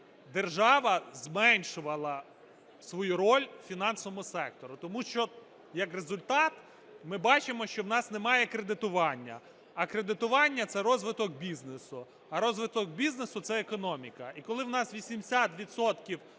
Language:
Ukrainian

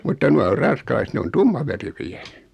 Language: Finnish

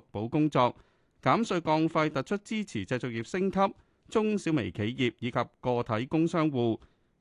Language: Chinese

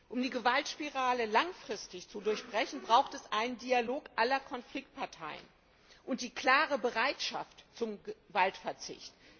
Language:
German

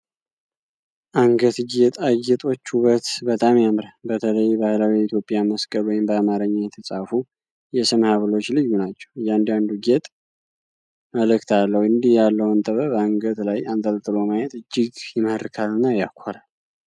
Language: Amharic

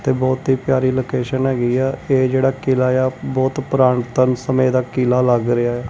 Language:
Punjabi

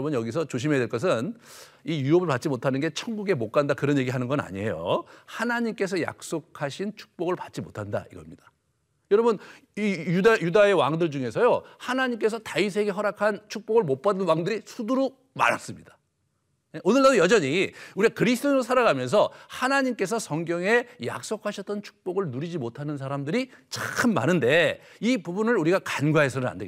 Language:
Korean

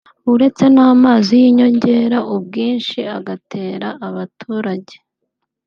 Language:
Kinyarwanda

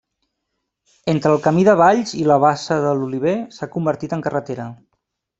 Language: Catalan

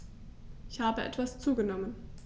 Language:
German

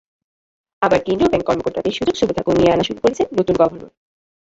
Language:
Bangla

